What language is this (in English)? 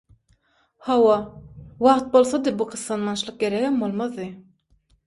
Turkmen